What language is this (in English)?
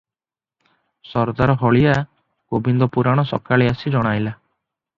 Odia